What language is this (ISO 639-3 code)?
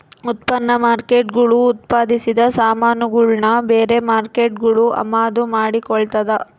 kan